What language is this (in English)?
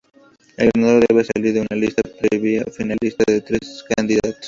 Spanish